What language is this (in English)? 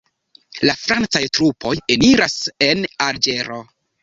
Esperanto